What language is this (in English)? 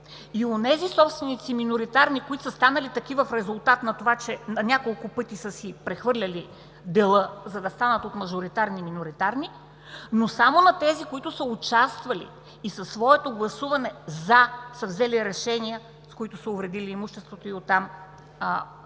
Bulgarian